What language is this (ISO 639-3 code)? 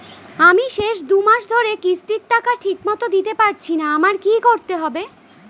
ben